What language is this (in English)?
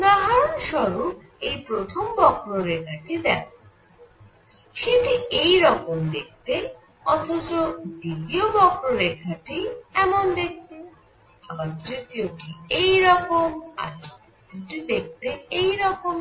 Bangla